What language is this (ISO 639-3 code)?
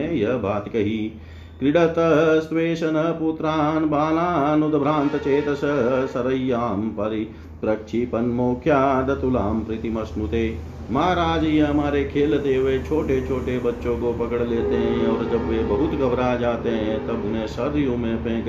hin